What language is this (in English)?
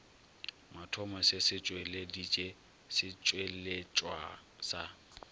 Northern Sotho